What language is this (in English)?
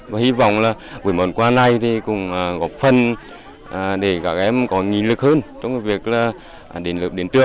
Vietnamese